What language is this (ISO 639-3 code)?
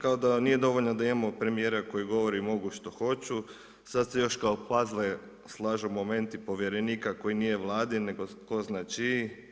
hrv